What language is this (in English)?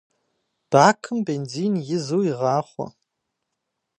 Kabardian